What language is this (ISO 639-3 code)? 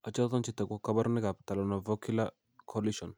kln